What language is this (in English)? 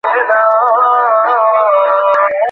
Bangla